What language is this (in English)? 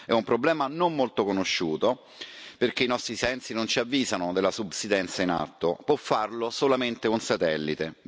Italian